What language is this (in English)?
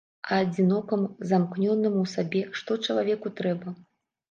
Belarusian